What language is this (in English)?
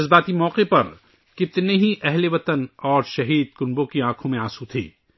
Urdu